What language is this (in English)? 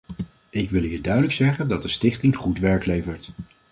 Dutch